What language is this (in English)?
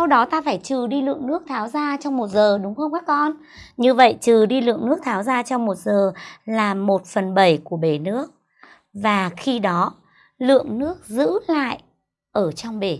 Vietnamese